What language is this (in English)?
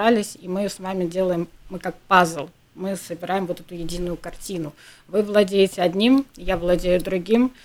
Russian